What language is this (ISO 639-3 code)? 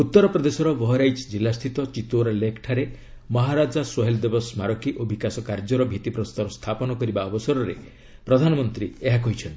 ori